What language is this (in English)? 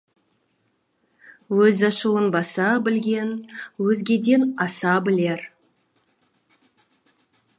Kazakh